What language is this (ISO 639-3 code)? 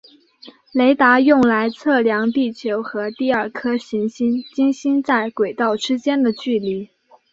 zho